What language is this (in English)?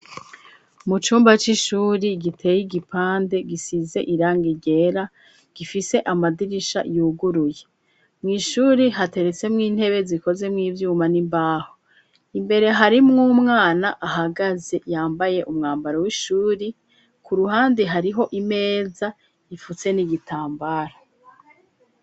Rundi